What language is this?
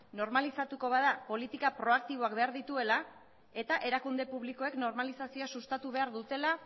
Basque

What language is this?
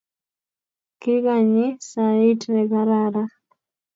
Kalenjin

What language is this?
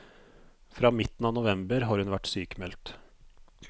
Norwegian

